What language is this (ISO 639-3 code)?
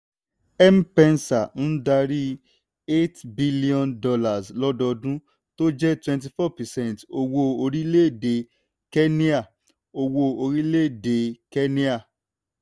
yor